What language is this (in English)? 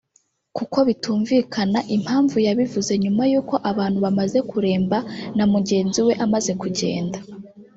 Kinyarwanda